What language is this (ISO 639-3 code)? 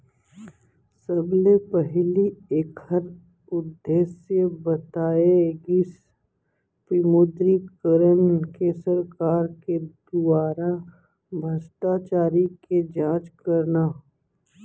hne